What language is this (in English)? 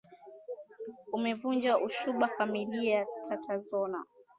Swahili